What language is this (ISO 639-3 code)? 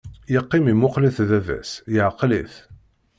kab